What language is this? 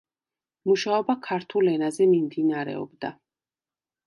Georgian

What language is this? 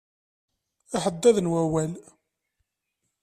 Kabyle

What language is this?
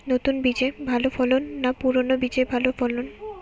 Bangla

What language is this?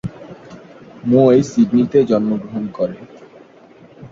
Bangla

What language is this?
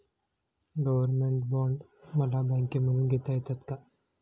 Marathi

